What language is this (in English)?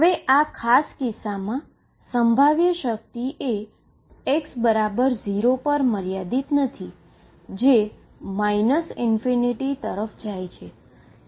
Gujarati